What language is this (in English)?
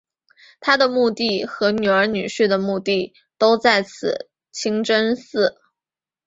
Chinese